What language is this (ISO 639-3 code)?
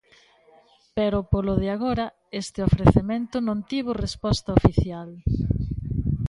glg